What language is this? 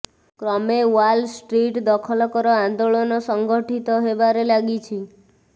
Odia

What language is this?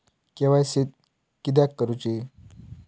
Marathi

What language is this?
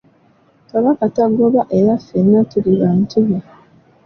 Ganda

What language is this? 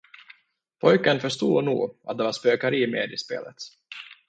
Swedish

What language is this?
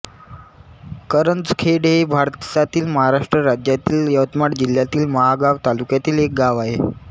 Marathi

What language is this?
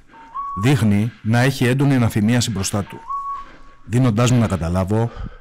Greek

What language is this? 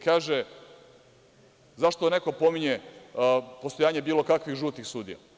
Serbian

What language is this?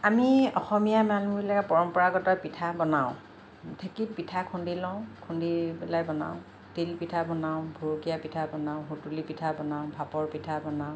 Assamese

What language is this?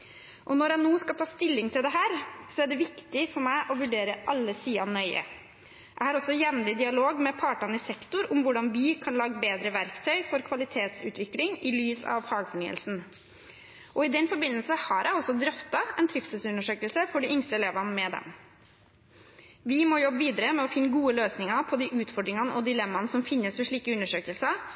Norwegian Bokmål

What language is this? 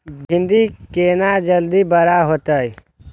Maithili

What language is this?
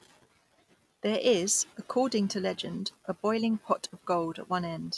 English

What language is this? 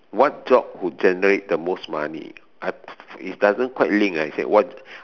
English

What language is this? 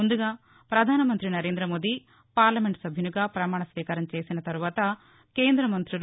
Telugu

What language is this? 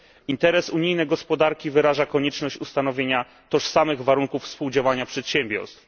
Polish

